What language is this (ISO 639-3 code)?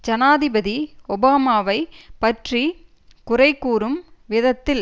tam